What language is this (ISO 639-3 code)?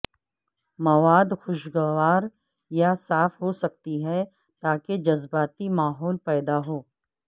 urd